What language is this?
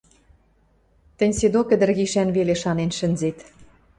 Western Mari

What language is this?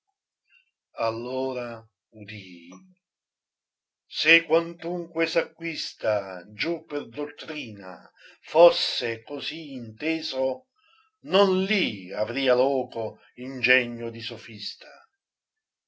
Italian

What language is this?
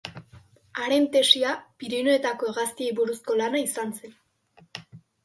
Basque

